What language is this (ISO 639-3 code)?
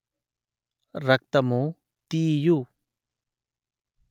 tel